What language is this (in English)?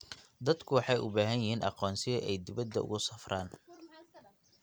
Somali